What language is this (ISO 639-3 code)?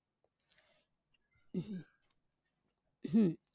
mar